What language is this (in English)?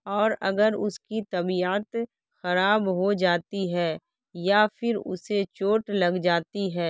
Urdu